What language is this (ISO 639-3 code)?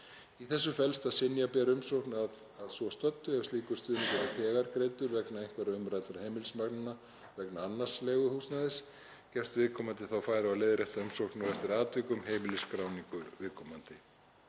isl